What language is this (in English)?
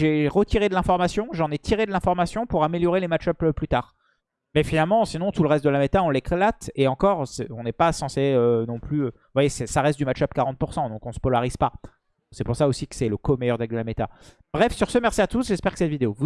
French